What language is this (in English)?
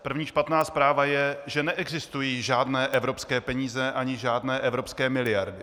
Czech